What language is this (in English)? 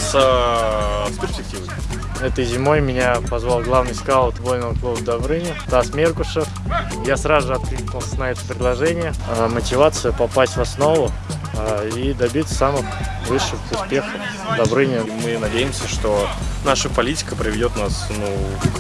Russian